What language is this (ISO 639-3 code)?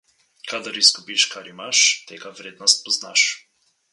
slv